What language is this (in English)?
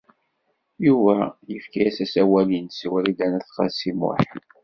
Kabyle